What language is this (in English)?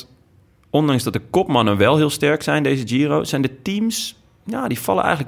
Dutch